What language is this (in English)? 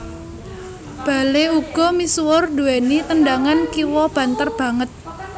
Javanese